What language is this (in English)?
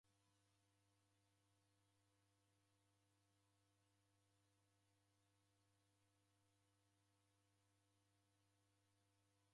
Taita